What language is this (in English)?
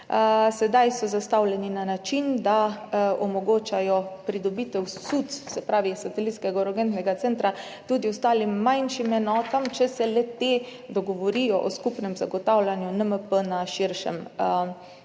Slovenian